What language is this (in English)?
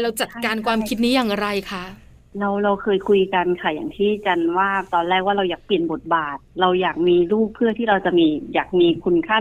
Thai